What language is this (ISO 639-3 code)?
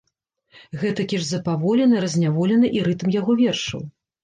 bel